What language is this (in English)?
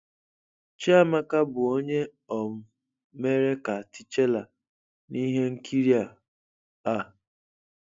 Igbo